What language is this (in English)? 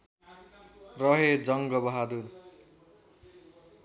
Nepali